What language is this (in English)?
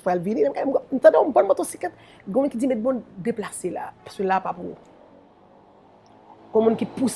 French